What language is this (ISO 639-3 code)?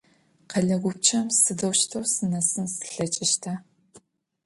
ady